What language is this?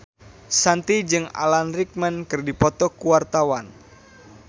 Sundanese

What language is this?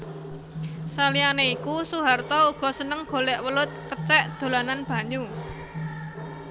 Javanese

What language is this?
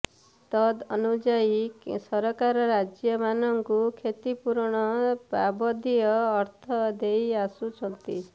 Odia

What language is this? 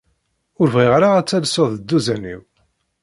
Kabyle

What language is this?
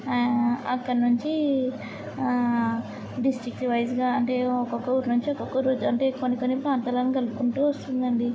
Telugu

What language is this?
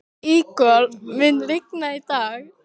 Icelandic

